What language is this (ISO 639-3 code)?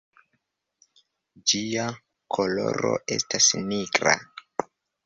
epo